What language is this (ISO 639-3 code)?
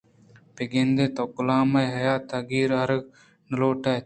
bgp